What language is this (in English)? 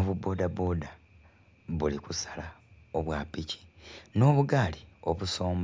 Soga